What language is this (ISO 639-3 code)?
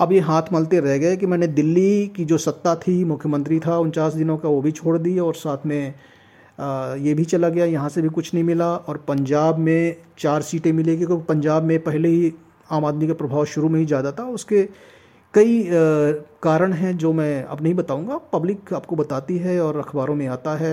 hin